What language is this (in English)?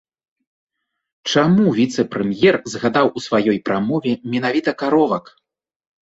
Belarusian